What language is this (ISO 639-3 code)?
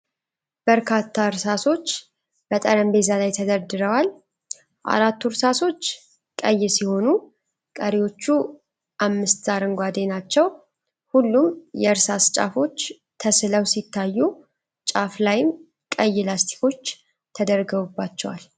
amh